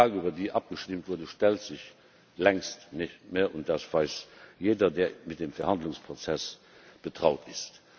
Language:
German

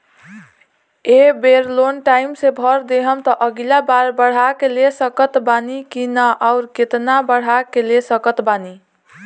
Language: Bhojpuri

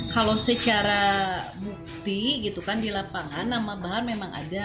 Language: Indonesian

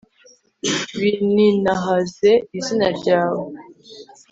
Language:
Kinyarwanda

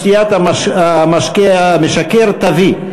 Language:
Hebrew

